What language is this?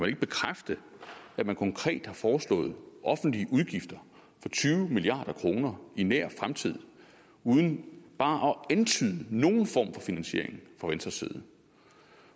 Danish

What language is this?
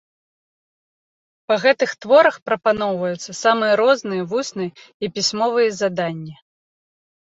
Belarusian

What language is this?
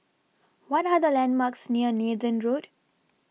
English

